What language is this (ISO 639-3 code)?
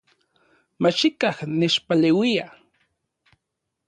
ncx